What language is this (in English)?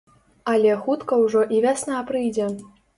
Belarusian